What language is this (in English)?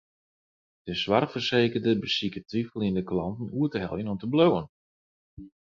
Western Frisian